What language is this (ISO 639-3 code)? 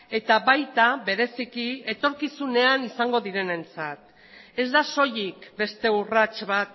eus